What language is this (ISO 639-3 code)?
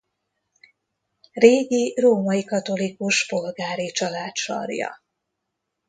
hun